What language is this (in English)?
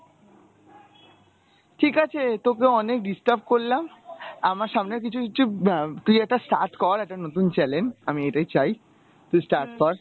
Bangla